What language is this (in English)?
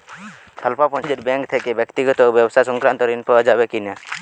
Bangla